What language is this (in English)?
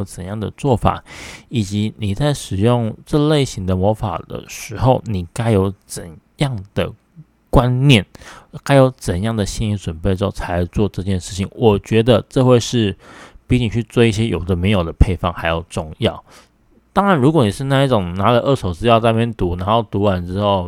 Chinese